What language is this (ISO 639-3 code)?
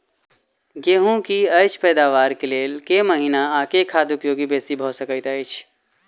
mai